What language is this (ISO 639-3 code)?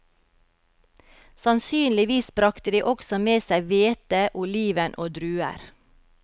nor